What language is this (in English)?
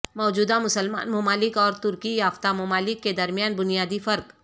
Urdu